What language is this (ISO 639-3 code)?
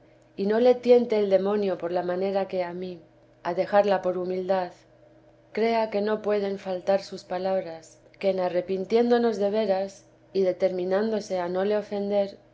spa